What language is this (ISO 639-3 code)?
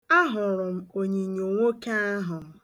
ibo